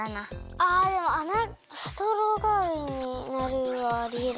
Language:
Japanese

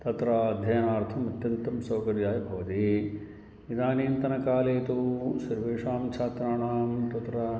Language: Sanskrit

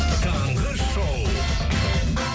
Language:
Kazakh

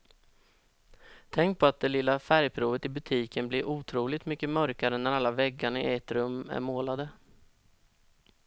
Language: Swedish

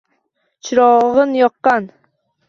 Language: Uzbek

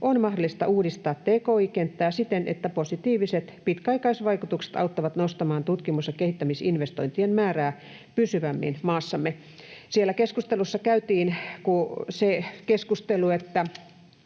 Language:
Finnish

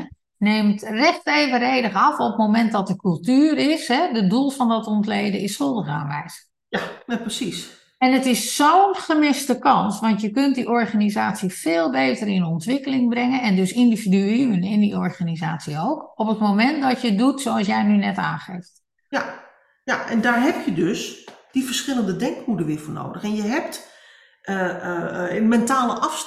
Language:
Dutch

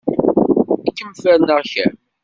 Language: Kabyle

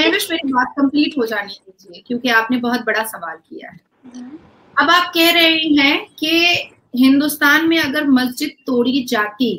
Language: Hindi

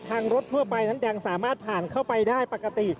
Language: Thai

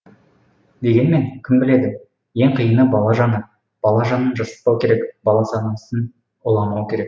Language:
Kazakh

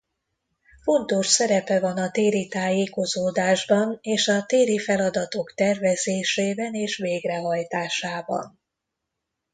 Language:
Hungarian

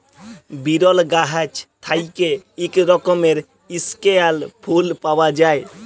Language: Bangla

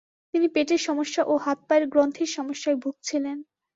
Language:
Bangla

